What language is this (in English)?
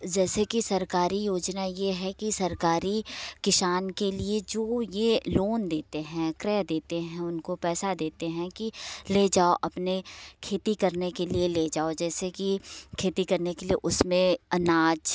Hindi